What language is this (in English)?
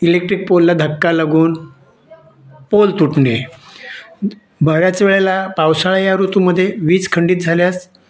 Marathi